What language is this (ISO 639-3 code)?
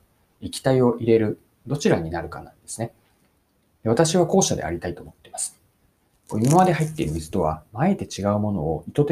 jpn